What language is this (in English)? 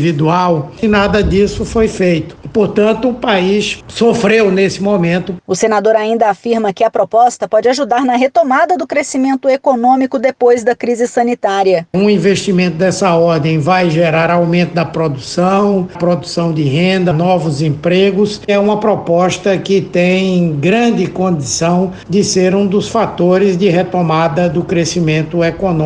Portuguese